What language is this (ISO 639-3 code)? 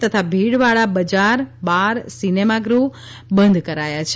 guj